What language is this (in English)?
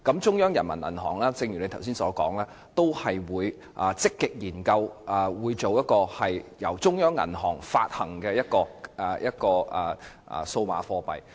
Cantonese